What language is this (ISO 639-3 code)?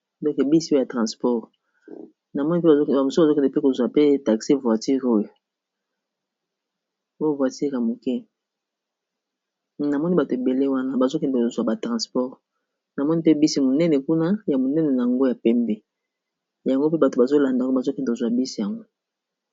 lin